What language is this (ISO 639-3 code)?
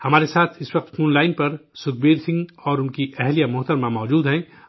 urd